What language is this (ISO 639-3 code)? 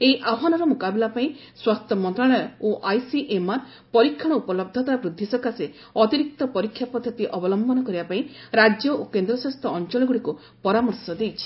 ori